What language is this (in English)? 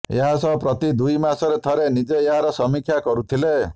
Odia